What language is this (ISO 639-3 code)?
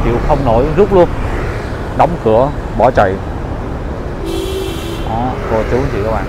vie